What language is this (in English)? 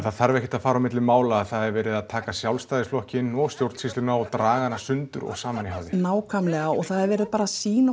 Icelandic